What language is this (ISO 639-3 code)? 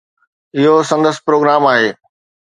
snd